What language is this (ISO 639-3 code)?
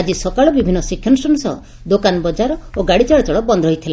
ori